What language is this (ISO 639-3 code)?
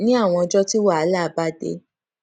yor